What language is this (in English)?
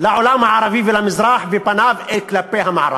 Hebrew